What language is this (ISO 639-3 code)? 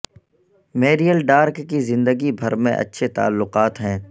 urd